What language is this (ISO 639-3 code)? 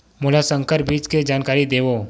hne